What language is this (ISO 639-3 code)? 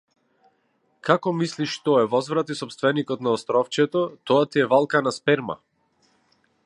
mkd